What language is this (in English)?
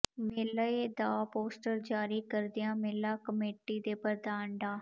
Punjabi